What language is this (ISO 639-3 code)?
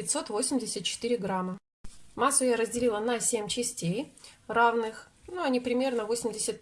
rus